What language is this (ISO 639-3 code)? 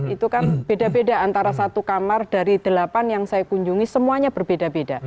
ind